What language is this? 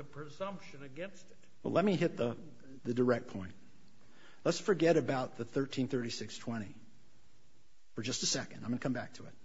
English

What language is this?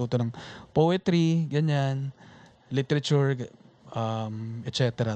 Filipino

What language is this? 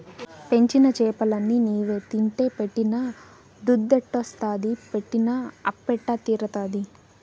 Telugu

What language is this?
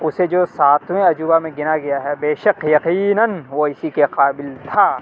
Urdu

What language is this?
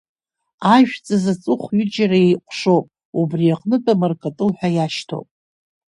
Abkhazian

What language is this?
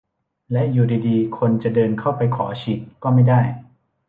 Thai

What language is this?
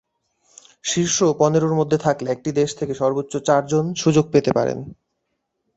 Bangla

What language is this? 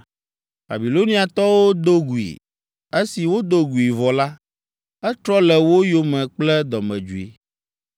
Ewe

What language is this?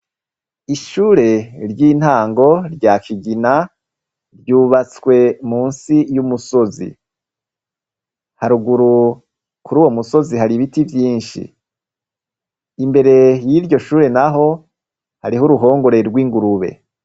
Rundi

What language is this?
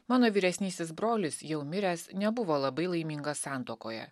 Lithuanian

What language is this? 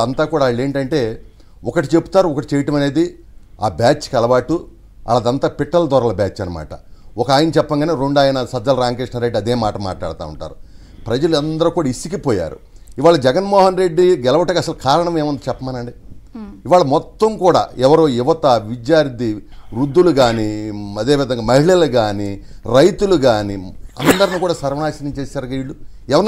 Telugu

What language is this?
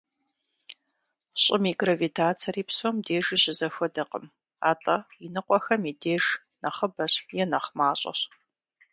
Kabardian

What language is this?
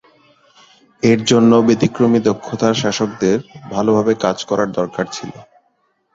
Bangla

